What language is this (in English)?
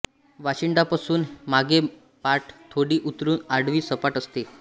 Marathi